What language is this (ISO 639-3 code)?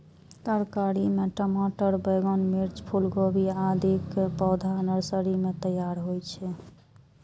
mai